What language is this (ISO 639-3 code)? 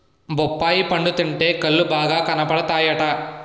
tel